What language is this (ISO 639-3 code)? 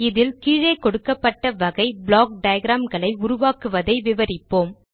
tam